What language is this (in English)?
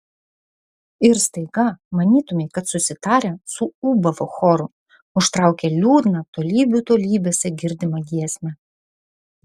Lithuanian